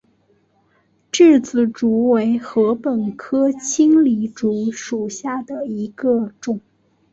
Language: Chinese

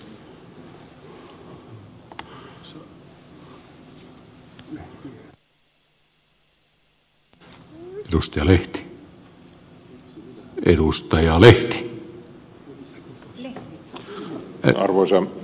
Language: Finnish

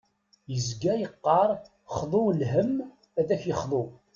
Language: Kabyle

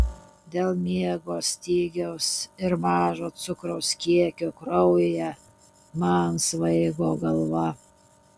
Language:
Lithuanian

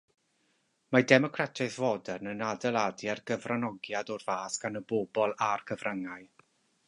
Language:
Welsh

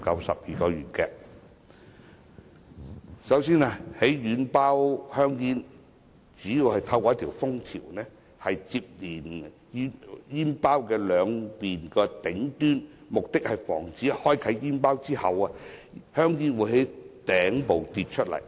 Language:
Cantonese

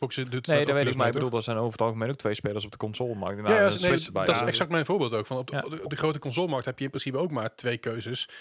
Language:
Dutch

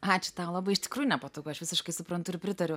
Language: Lithuanian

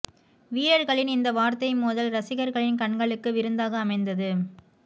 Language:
Tamil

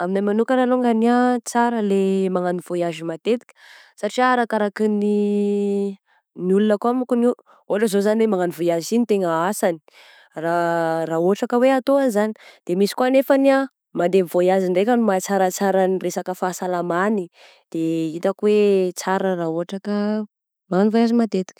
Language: Southern Betsimisaraka Malagasy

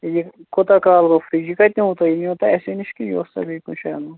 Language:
Kashmiri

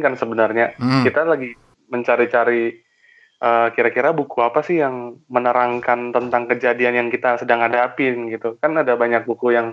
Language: Indonesian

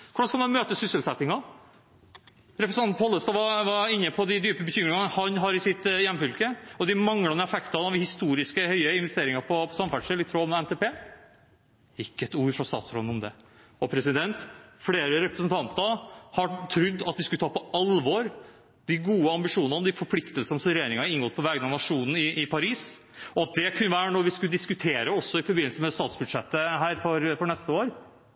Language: Norwegian Bokmål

